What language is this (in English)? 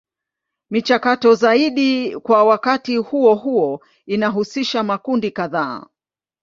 Swahili